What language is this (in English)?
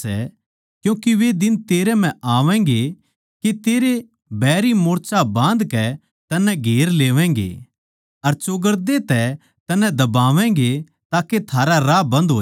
Haryanvi